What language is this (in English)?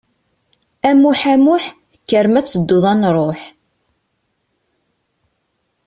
Kabyle